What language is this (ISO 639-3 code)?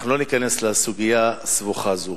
heb